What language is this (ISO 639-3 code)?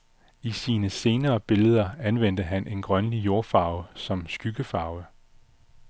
dan